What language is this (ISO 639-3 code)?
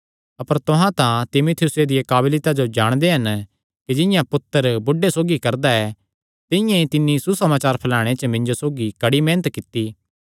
xnr